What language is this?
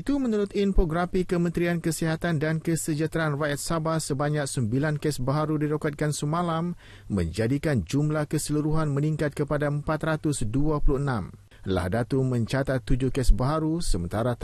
Malay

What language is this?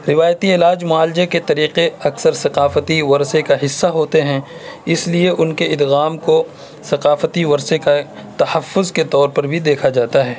Urdu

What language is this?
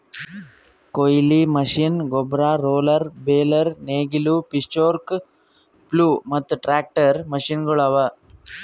Kannada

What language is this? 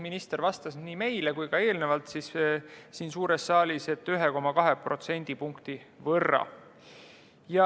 Estonian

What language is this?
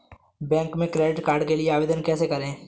Hindi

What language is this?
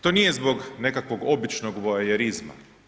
Croatian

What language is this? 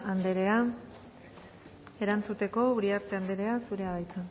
Basque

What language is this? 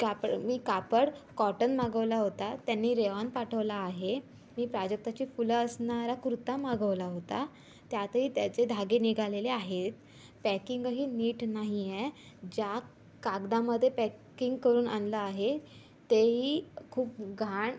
Marathi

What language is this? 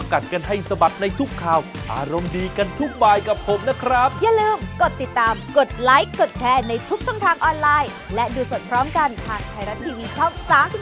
Thai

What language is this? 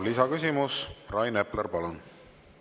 Estonian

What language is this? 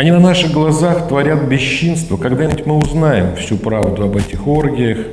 Russian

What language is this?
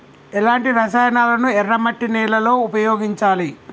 Telugu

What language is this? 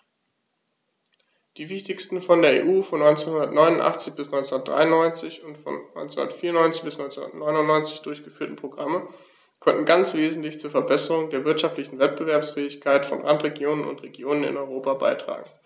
German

